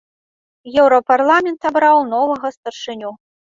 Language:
Belarusian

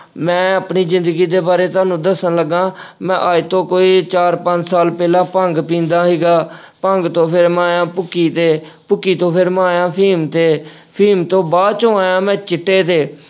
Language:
Punjabi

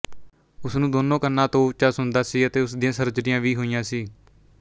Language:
Punjabi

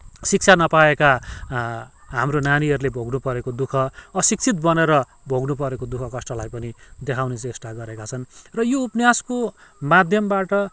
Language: Nepali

